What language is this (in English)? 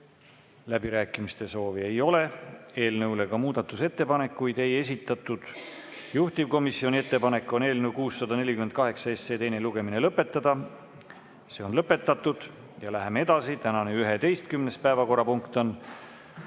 Estonian